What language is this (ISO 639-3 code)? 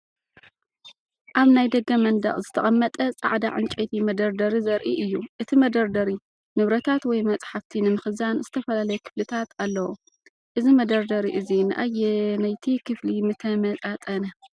tir